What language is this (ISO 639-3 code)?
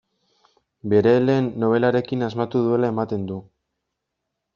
eus